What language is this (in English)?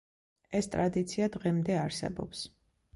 Georgian